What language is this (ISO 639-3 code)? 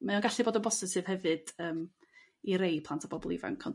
cym